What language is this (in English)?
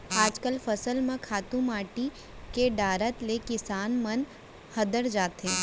Chhattisgarhi